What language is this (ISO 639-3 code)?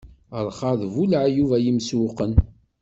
kab